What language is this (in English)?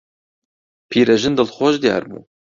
Central Kurdish